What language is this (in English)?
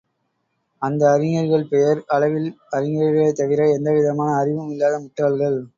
Tamil